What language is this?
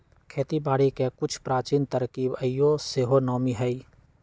Magahi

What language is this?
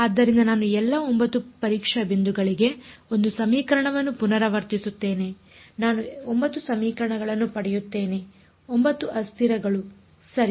Kannada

